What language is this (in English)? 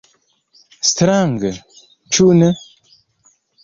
Esperanto